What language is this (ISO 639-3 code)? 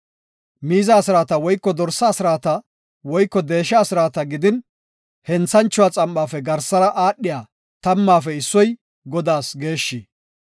gof